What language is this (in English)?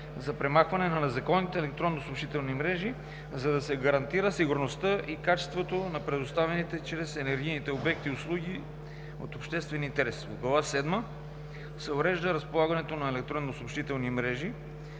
Bulgarian